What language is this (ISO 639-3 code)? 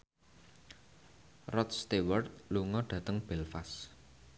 jav